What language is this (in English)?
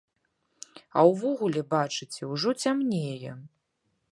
Belarusian